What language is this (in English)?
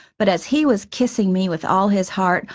English